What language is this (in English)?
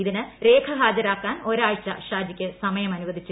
Malayalam